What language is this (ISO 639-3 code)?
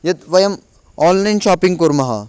san